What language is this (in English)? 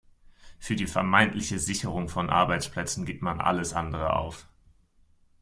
German